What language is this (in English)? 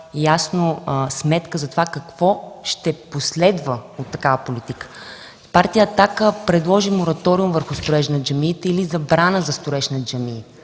Bulgarian